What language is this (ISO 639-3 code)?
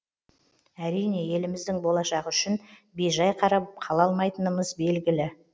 kaz